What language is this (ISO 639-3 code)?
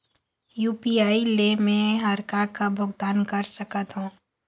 hne